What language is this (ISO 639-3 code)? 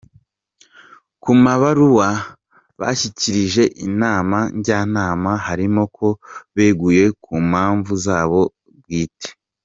kin